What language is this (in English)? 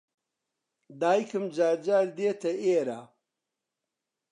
Central Kurdish